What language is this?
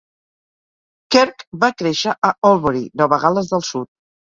Catalan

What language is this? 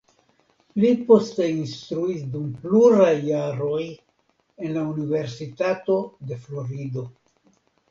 Esperanto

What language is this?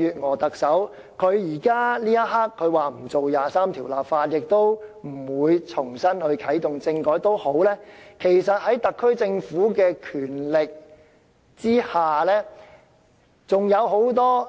Cantonese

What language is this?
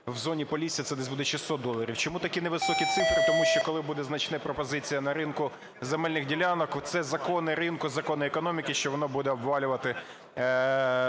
Ukrainian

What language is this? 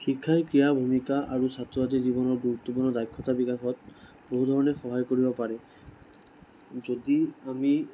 Assamese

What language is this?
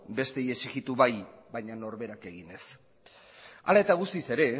Basque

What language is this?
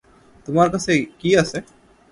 Bangla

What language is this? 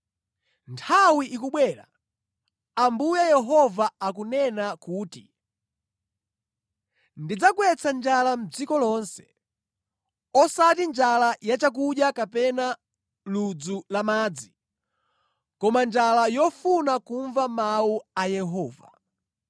Nyanja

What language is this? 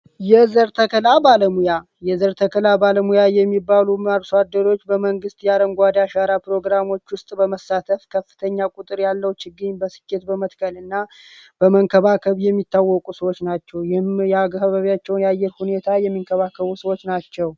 Amharic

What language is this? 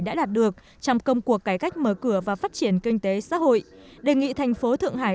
Vietnamese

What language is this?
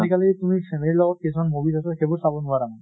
Assamese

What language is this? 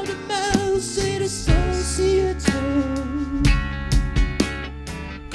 Dutch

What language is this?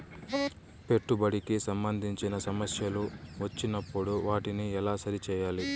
Telugu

